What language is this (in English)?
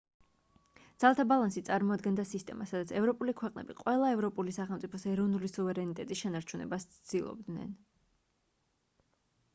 Georgian